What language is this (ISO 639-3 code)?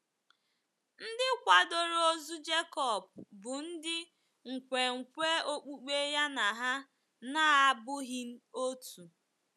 ibo